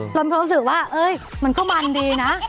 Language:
Thai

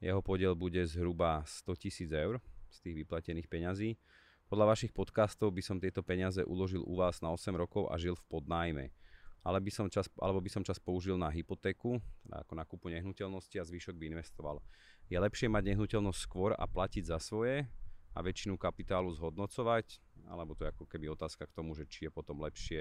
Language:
Slovak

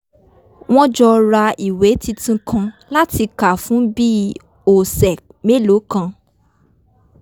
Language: Yoruba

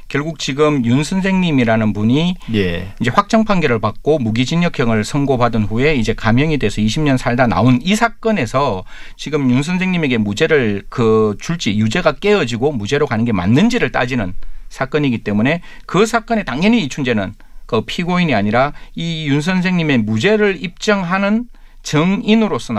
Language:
Korean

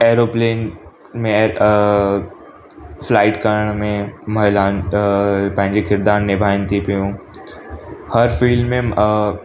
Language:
Sindhi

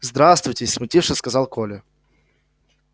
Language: Russian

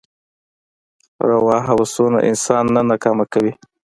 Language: Pashto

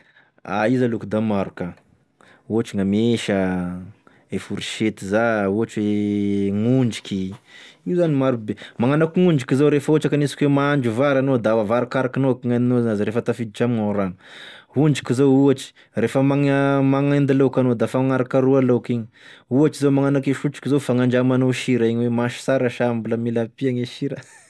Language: Tesaka Malagasy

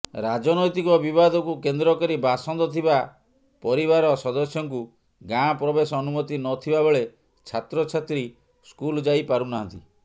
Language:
Odia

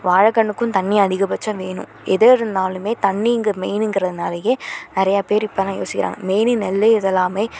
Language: Tamil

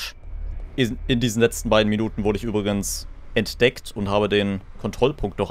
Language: German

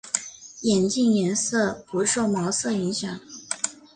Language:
Chinese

